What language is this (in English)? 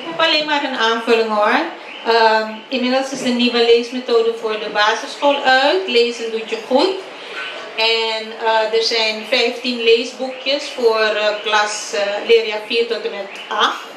Dutch